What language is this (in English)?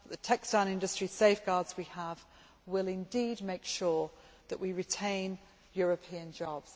English